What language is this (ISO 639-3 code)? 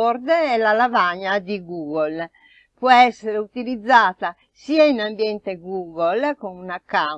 ita